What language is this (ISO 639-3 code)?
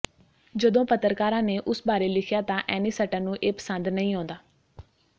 pan